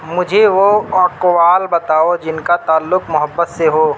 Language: Urdu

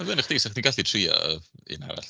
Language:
Welsh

